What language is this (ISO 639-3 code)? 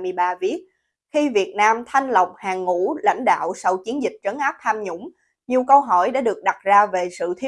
vie